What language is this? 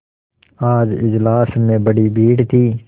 Hindi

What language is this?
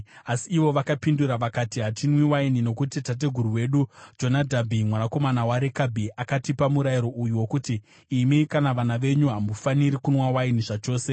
Shona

